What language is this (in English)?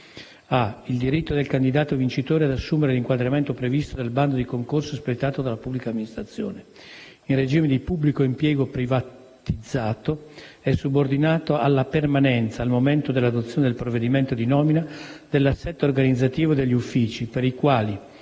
Italian